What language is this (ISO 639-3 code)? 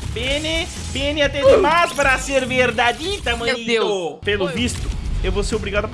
por